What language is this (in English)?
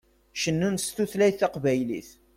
Kabyle